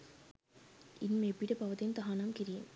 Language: Sinhala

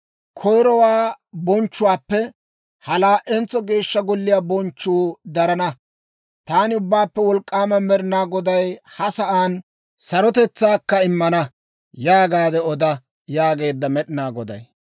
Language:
Dawro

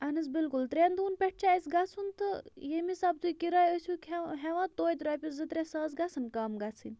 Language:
Kashmiri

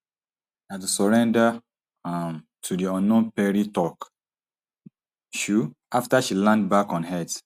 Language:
Nigerian Pidgin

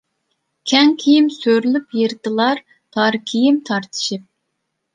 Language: Uyghur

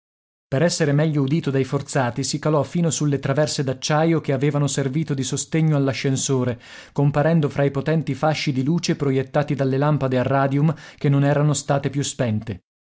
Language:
Italian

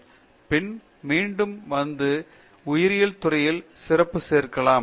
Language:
Tamil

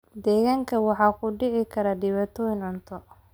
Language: Somali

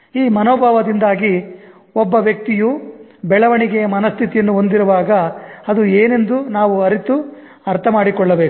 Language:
Kannada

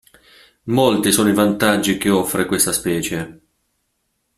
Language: Italian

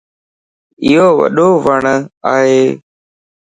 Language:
Lasi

